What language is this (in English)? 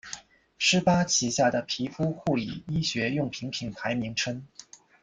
Chinese